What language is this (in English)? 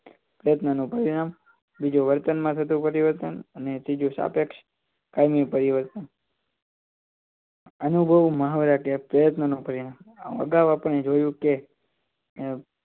Gujarati